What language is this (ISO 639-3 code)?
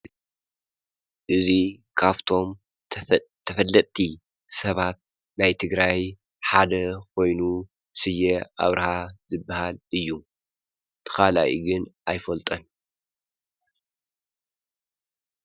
tir